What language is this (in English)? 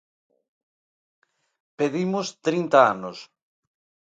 Galician